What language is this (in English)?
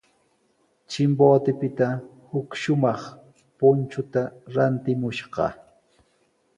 Sihuas Ancash Quechua